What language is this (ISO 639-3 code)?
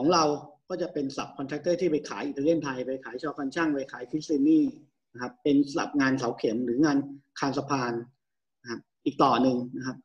tha